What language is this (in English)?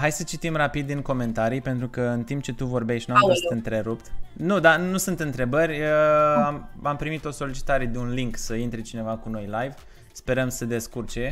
Romanian